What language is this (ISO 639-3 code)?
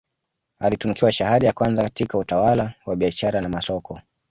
swa